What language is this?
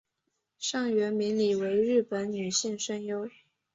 Chinese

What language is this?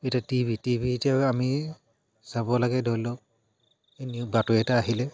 Assamese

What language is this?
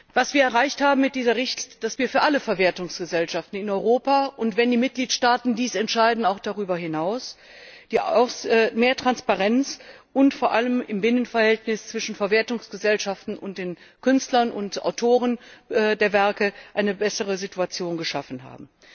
German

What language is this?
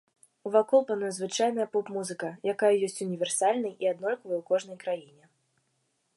Belarusian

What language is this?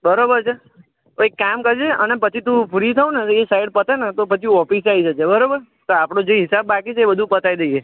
Gujarati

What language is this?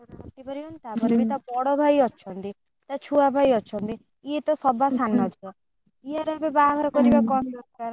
Odia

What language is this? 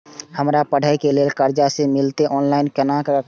Maithili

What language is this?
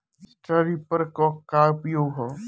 Bhojpuri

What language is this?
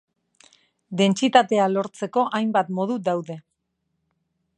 Basque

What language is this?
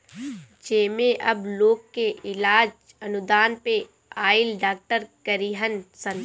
Bhojpuri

